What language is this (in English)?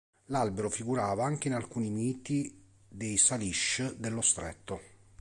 Italian